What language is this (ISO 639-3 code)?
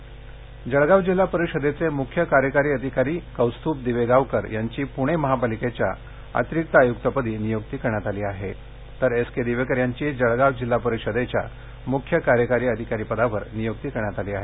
mar